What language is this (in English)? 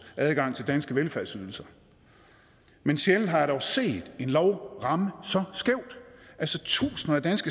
Danish